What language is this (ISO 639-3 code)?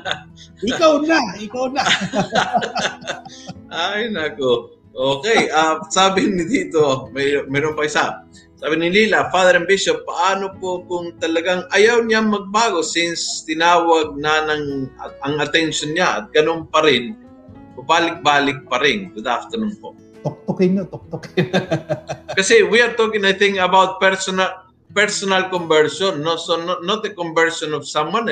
fil